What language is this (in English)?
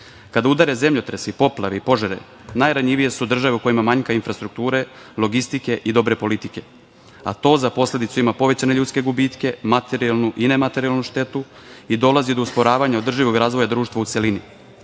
Serbian